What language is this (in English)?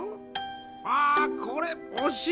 Japanese